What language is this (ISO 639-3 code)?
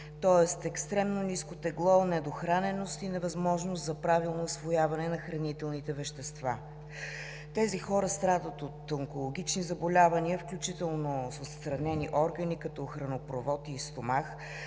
bul